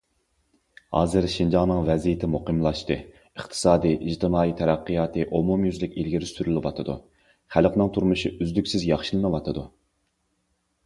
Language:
Uyghur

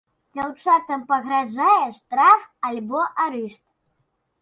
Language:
Belarusian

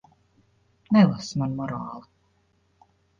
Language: Latvian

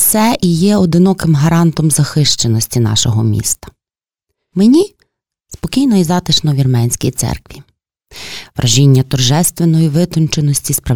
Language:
Ukrainian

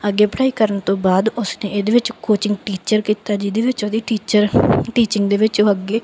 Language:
Punjabi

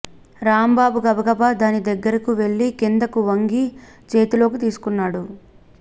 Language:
Telugu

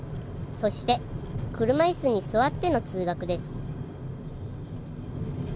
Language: Japanese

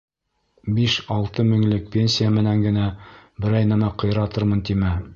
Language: Bashkir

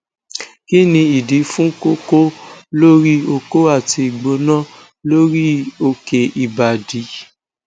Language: Yoruba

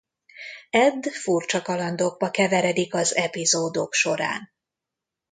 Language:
Hungarian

